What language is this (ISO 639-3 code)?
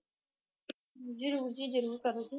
pan